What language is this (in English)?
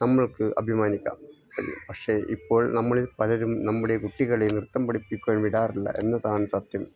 Malayalam